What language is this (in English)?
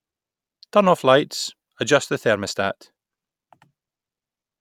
English